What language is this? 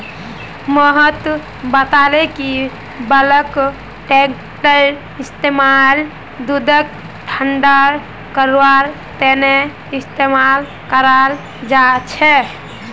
Magahi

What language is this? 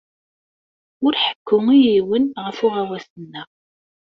Kabyle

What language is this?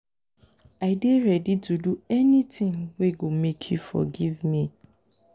Nigerian Pidgin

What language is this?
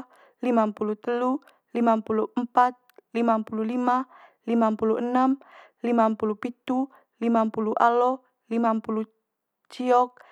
Manggarai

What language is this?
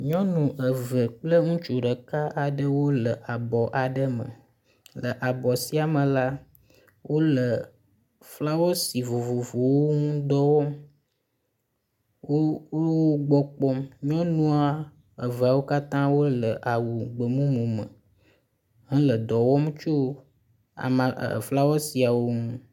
Ewe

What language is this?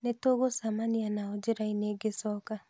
Kikuyu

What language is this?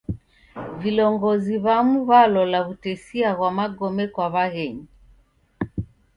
Taita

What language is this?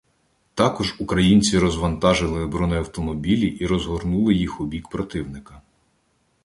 Ukrainian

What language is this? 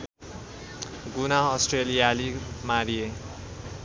Nepali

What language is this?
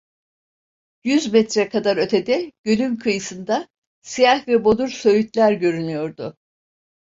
Turkish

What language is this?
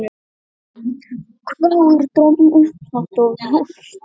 Icelandic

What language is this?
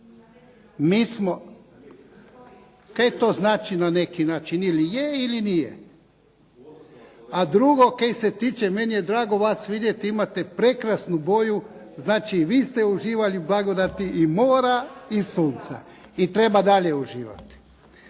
Croatian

